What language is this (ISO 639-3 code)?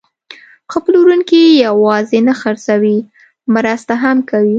pus